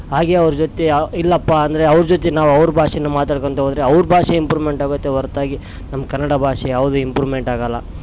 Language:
Kannada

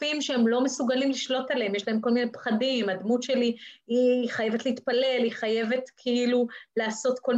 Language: Hebrew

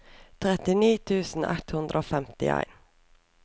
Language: Norwegian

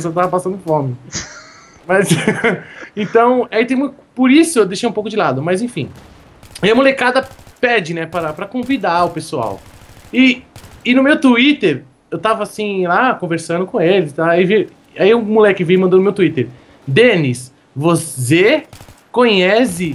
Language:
Portuguese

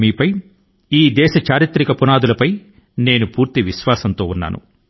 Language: Telugu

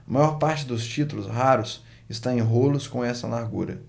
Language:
Portuguese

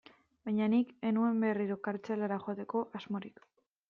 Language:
Basque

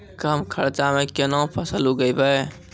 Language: Maithili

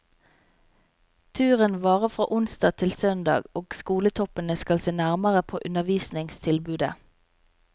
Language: Norwegian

